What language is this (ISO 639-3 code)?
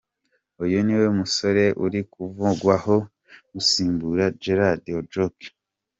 kin